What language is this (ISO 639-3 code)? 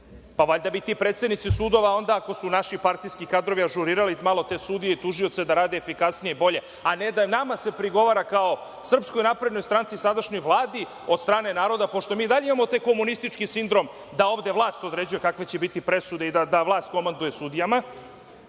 srp